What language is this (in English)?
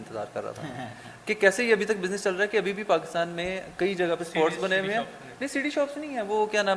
Urdu